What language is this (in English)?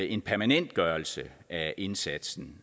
Danish